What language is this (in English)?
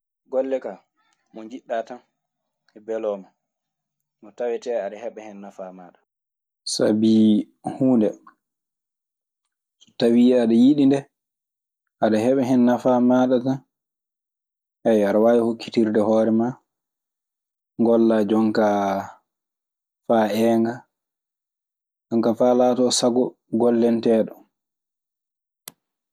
Maasina Fulfulde